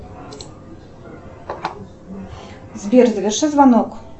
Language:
Russian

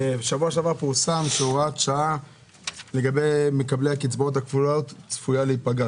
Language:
Hebrew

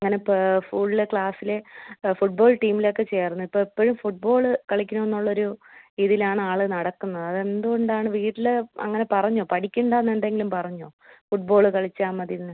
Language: Malayalam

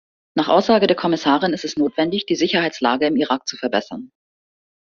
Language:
German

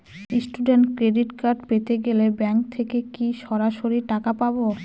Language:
Bangla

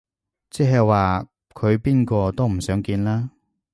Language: Cantonese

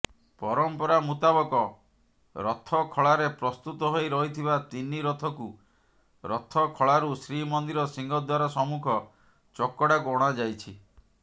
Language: Odia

